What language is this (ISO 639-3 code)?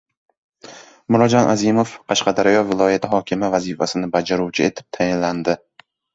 uzb